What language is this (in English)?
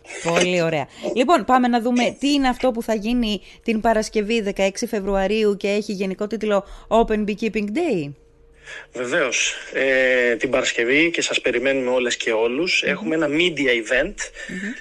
Greek